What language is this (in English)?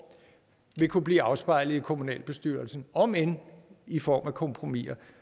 Danish